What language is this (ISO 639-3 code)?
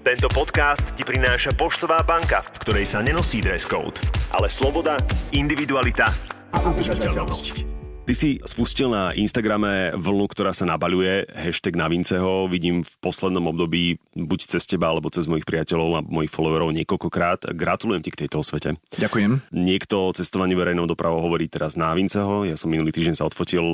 slk